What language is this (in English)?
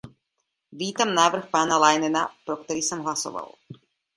Czech